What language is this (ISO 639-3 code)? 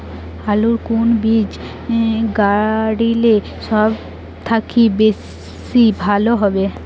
ben